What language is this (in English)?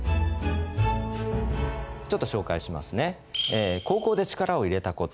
Japanese